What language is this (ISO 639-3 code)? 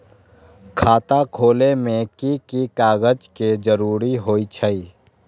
mag